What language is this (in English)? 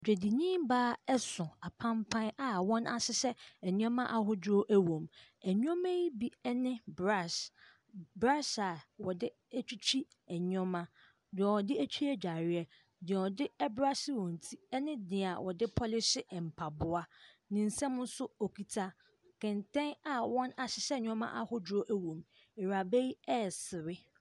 Akan